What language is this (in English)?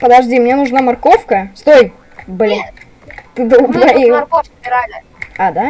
Russian